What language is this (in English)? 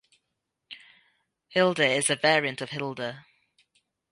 English